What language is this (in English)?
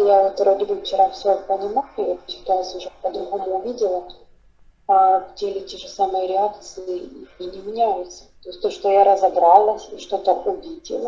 Russian